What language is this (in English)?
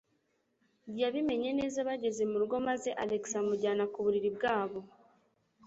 Kinyarwanda